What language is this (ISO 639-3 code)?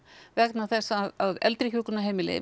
isl